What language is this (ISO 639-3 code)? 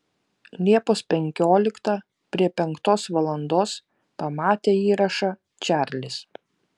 lit